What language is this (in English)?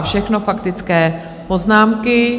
Czech